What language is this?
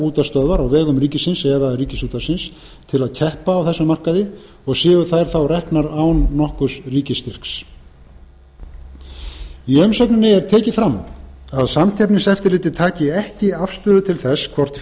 Icelandic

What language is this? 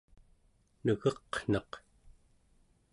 Central Yupik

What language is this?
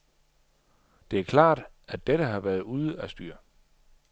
Danish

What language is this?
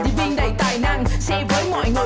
Vietnamese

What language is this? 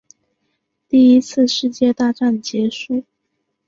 Chinese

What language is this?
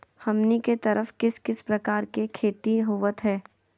Magahi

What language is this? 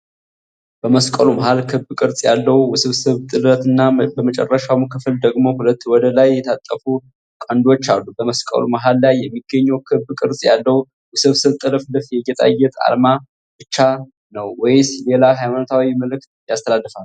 Amharic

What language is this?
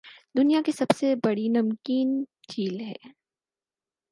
Urdu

